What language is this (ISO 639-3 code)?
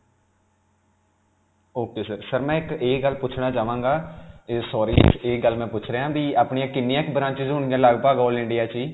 pan